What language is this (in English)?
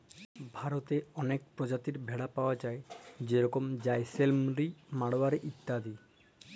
Bangla